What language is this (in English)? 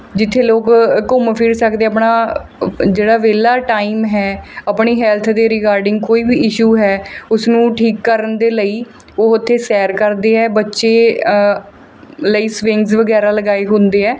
Punjabi